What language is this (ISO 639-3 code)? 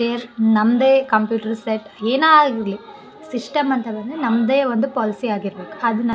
kan